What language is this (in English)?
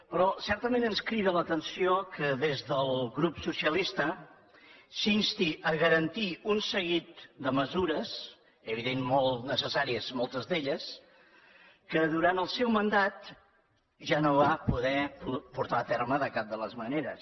Catalan